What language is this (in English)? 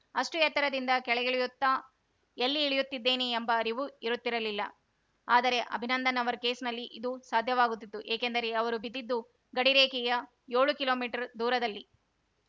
Kannada